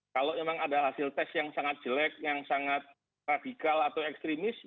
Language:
Indonesian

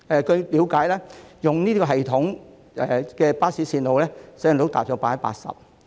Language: Cantonese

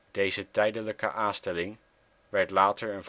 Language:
Dutch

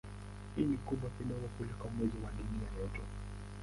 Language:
Swahili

